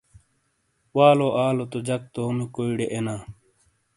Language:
Shina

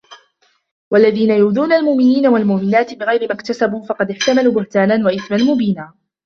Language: Arabic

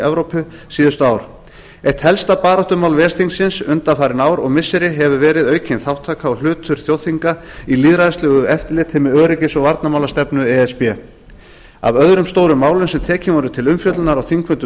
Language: Icelandic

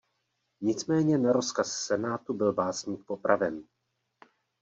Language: Czech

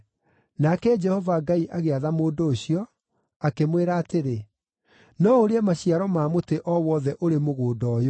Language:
Kikuyu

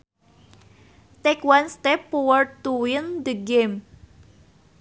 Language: Sundanese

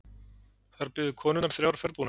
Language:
Icelandic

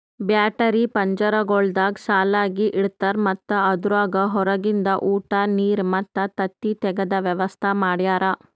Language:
Kannada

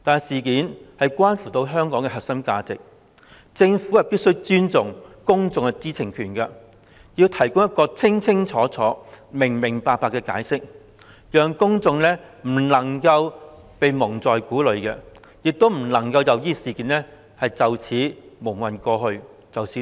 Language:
Cantonese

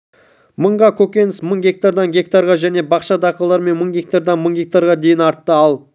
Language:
Kazakh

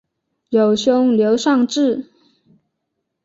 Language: Chinese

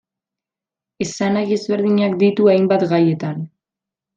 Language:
Basque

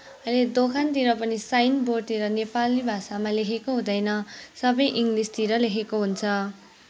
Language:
Nepali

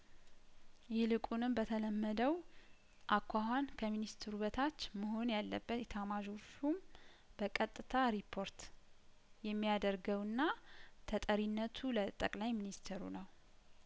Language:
Amharic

